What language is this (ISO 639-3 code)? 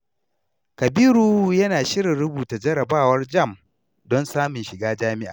hau